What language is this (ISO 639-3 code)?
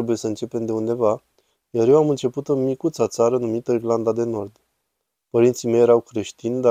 ron